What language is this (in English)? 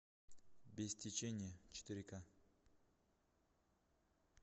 Russian